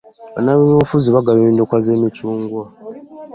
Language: Ganda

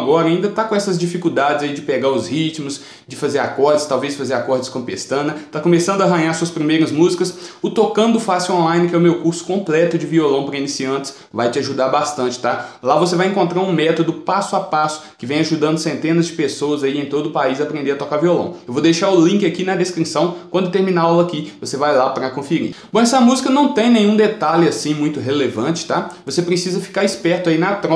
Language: Portuguese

